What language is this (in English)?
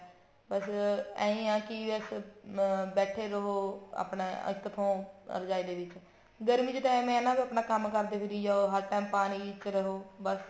Punjabi